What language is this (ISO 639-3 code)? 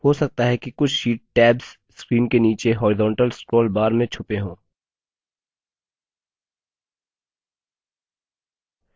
hin